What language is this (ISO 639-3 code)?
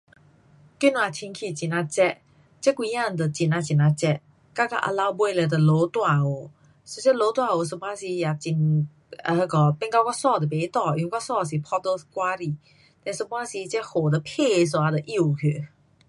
cpx